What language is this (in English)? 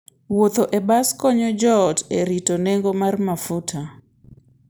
Luo (Kenya and Tanzania)